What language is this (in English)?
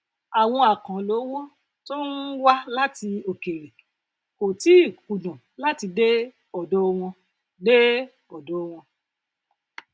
Yoruba